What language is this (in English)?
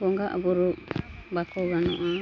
Santali